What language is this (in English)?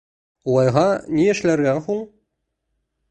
Bashkir